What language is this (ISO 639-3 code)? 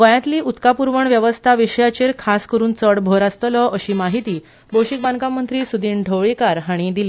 kok